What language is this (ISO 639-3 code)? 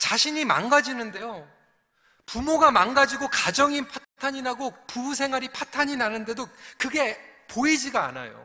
kor